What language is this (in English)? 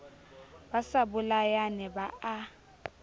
Southern Sotho